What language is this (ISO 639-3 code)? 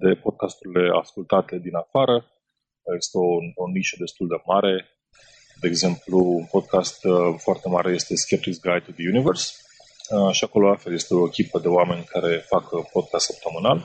ron